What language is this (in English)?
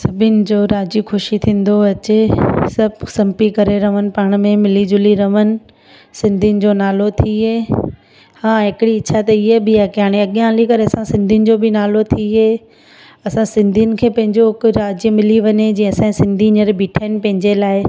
Sindhi